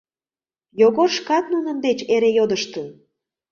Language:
Mari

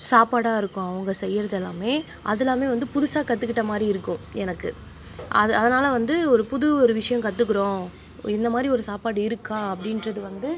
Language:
Tamil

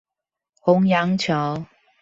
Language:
Chinese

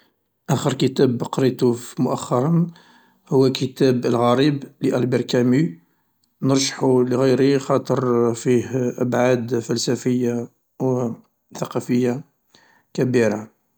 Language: Algerian Arabic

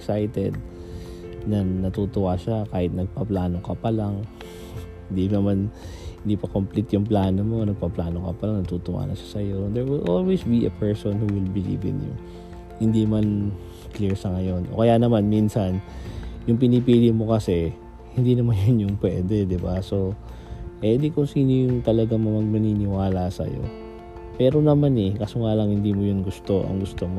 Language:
Filipino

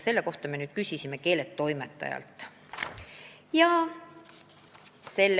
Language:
Estonian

